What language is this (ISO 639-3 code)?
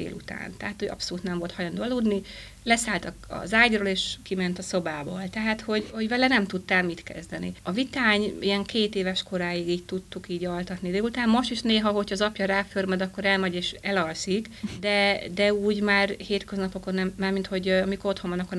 hun